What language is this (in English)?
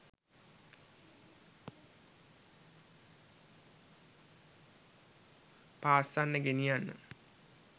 Sinhala